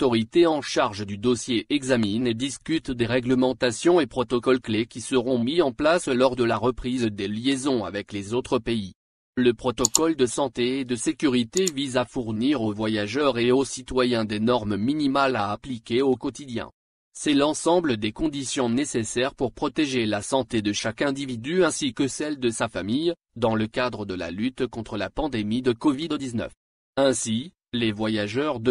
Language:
French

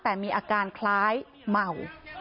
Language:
Thai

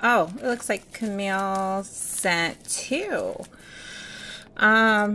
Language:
English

